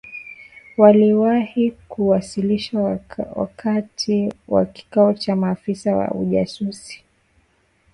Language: Swahili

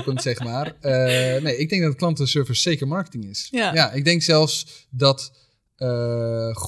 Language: Dutch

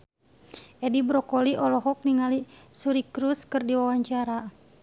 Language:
Sundanese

